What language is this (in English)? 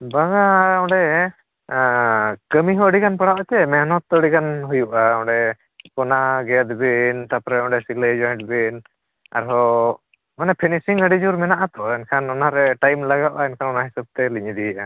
Santali